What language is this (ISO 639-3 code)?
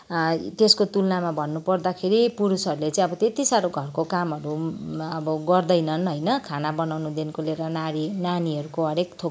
nep